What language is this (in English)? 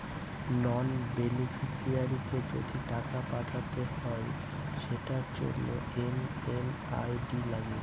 Bangla